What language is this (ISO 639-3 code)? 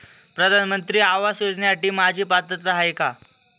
mar